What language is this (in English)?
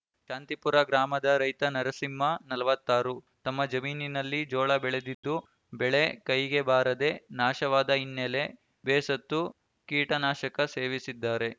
Kannada